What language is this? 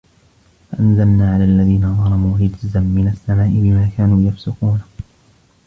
Arabic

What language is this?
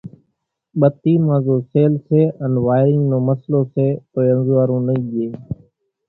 Kachi Koli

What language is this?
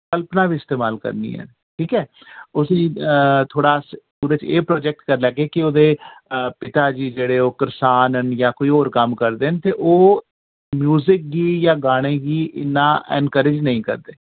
Dogri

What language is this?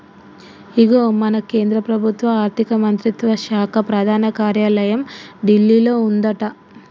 Telugu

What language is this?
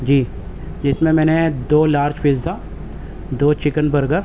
Urdu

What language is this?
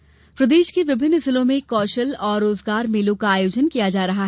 Hindi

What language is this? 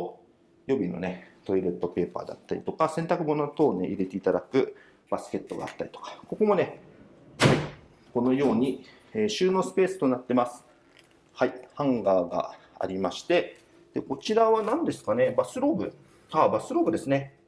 Japanese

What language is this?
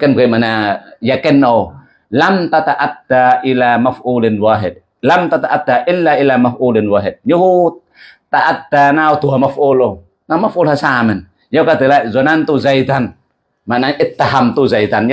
Indonesian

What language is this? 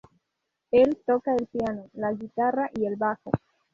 Spanish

